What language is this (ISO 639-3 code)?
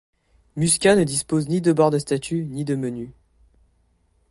fra